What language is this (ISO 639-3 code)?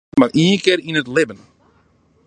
fry